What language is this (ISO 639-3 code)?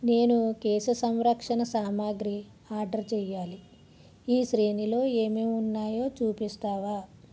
tel